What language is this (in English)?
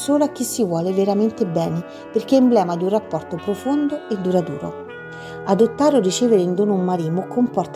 Italian